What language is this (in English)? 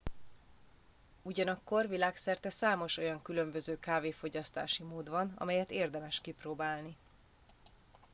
Hungarian